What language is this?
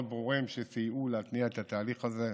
Hebrew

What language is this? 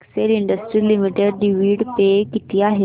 Marathi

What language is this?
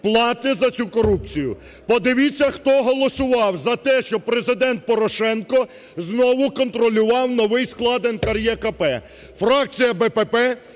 Ukrainian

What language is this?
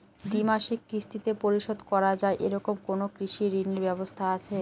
Bangla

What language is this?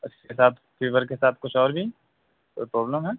Urdu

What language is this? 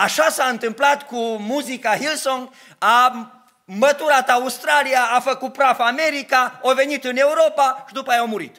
Romanian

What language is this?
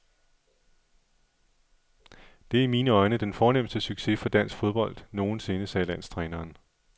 Danish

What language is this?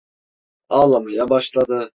Turkish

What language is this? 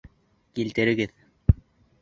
Bashkir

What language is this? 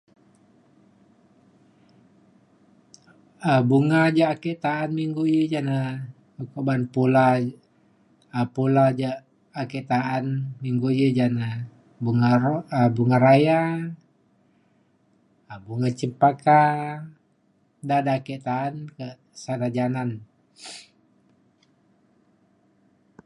Mainstream Kenyah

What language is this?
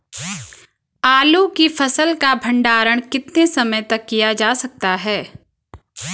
Hindi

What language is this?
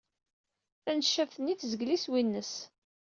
Kabyle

